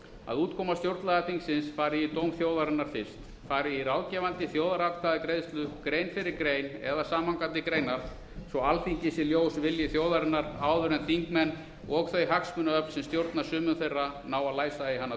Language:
Icelandic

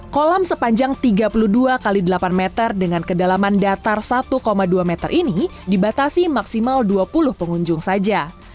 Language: Indonesian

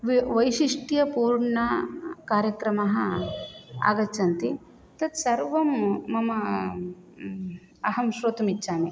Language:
Sanskrit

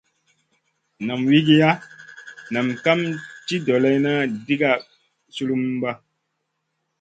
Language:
Masana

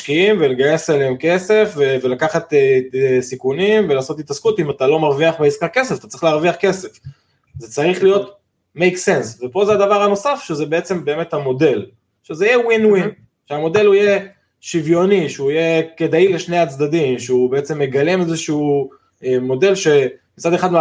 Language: Hebrew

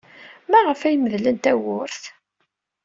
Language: Kabyle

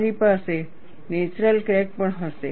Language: Gujarati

